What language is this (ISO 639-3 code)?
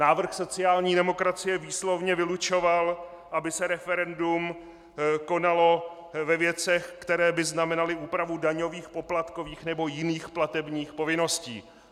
ces